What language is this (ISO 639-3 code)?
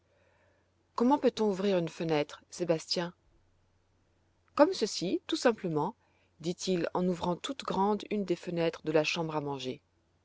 fra